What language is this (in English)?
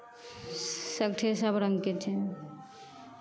Maithili